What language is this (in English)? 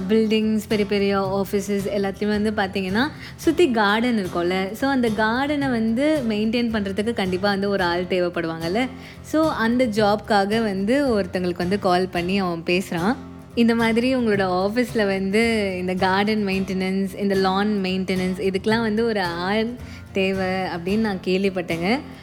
Tamil